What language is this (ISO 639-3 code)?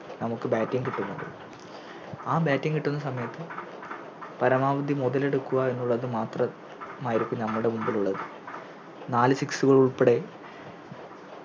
mal